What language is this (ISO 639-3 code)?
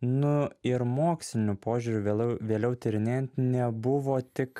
lit